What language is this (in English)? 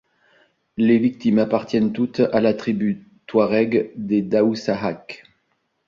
French